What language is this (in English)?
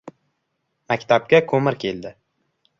Uzbek